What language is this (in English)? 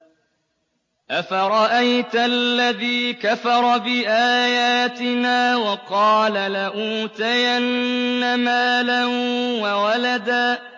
Arabic